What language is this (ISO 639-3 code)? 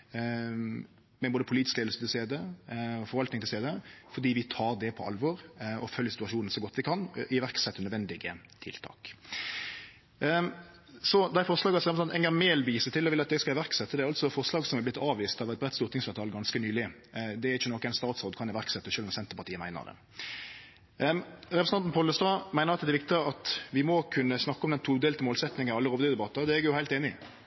nno